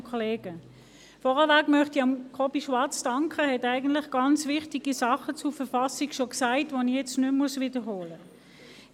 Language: Swiss German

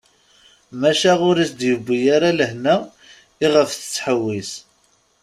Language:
Kabyle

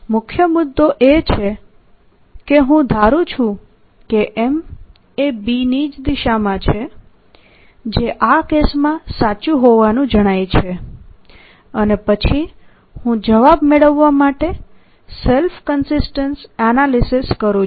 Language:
Gujarati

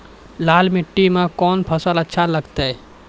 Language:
Maithili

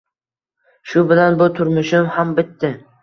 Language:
Uzbek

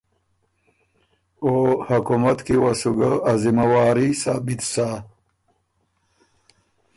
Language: Ormuri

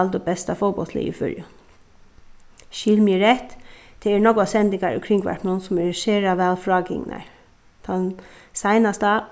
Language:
Faroese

